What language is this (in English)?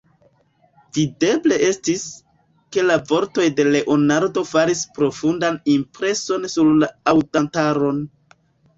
Esperanto